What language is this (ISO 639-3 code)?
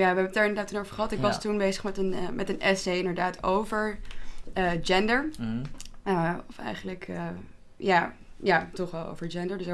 nld